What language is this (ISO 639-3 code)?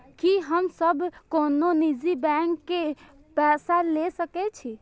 mai